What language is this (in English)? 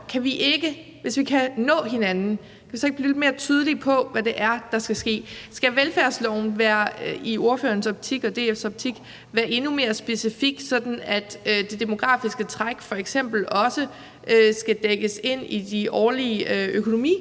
Danish